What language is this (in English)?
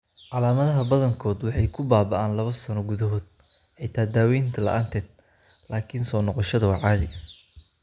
Somali